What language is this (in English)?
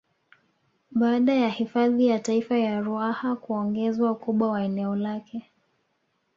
Swahili